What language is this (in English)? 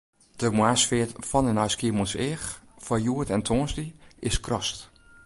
Western Frisian